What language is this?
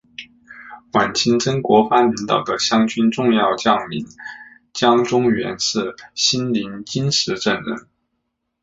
Chinese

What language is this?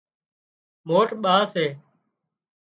Wadiyara Koli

